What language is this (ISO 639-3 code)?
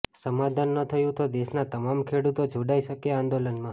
guj